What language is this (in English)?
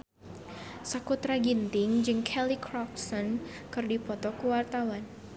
Sundanese